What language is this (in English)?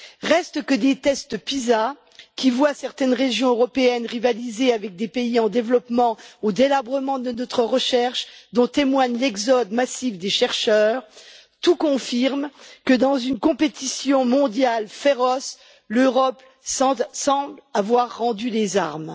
French